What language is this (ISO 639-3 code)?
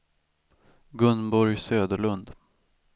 swe